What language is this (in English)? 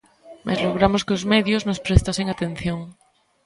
Galician